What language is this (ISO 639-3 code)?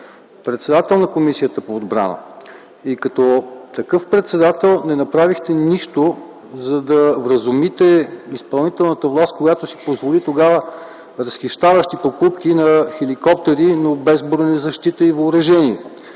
bul